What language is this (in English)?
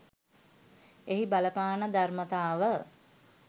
Sinhala